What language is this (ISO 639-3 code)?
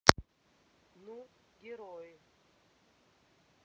rus